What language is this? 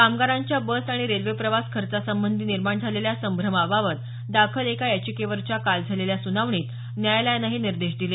Marathi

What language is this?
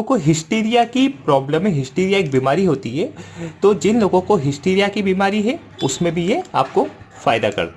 Hindi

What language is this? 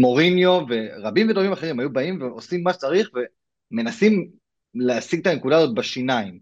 Hebrew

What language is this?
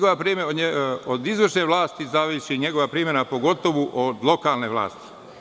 Serbian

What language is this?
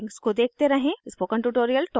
Hindi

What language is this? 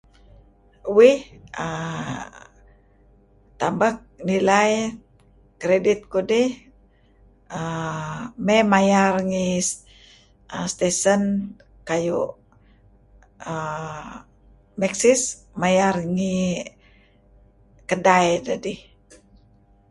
Kelabit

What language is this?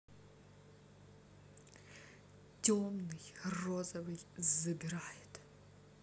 Russian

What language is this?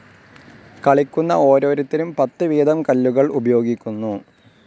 Malayalam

